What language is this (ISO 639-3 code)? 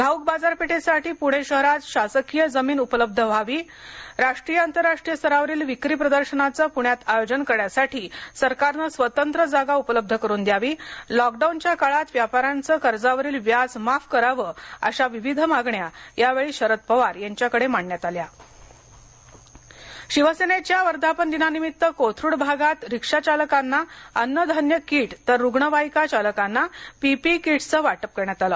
mar